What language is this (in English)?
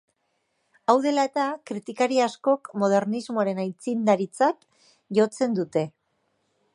Basque